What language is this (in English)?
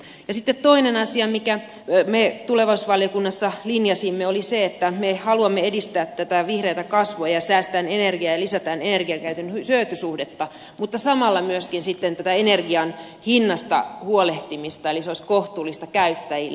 Finnish